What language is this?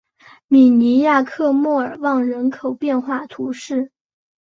Chinese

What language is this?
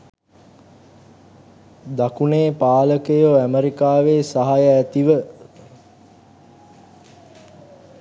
Sinhala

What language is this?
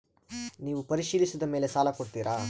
Kannada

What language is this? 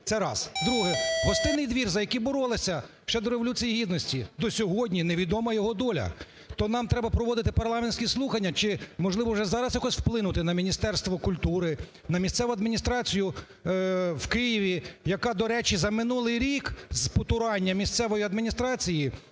Ukrainian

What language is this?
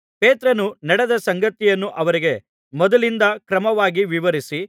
Kannada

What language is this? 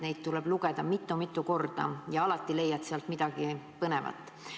Estonian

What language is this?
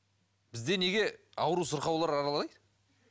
Kazakh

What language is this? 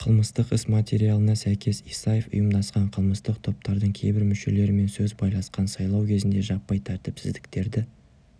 Kazakh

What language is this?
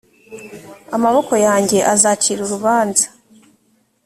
Kinyarwanda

